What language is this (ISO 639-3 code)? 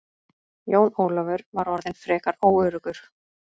isl